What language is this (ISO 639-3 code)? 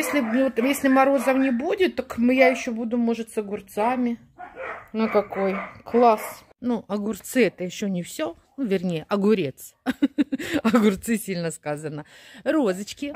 rus